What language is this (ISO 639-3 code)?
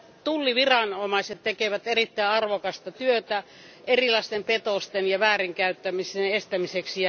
fin